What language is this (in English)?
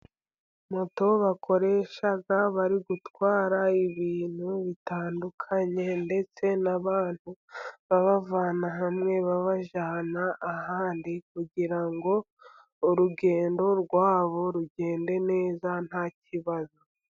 Kinyarwanda